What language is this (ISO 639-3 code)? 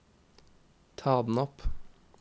nor